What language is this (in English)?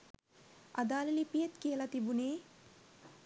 Sinhala